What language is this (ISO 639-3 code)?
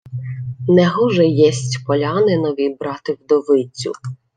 ukr